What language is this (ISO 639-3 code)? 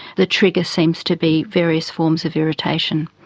eng